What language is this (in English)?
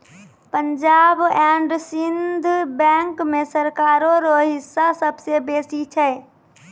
Maithili